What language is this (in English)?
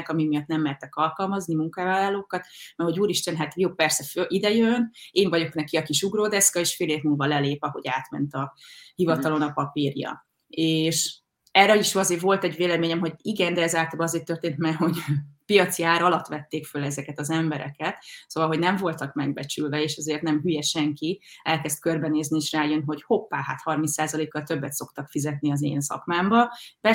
Hungarian